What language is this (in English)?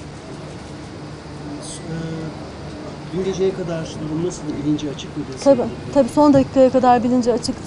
Turkish